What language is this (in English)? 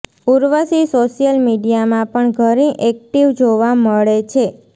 Gujarati